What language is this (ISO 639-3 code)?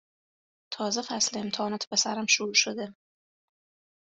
fas